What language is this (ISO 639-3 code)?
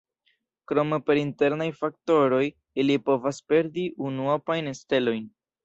epo